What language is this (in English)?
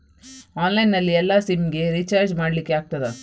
Kannada